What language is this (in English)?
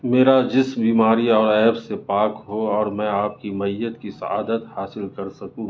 Urdu